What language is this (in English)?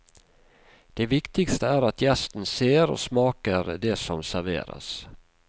Norwegian